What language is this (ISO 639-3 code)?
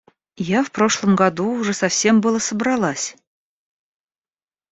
rus